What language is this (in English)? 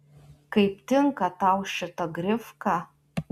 Lithuanian